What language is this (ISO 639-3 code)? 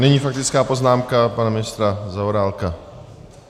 ces